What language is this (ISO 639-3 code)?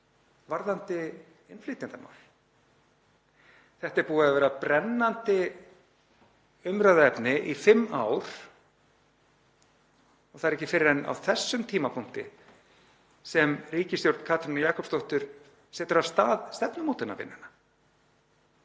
isl